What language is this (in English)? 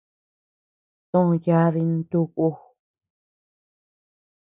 Tepeuxila Cuicatec